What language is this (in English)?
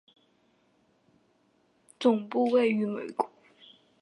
Chinese